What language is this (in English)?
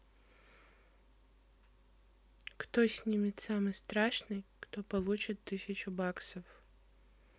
Russian